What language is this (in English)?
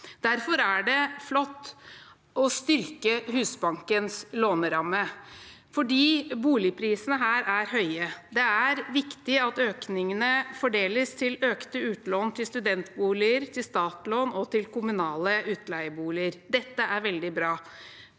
Norwegian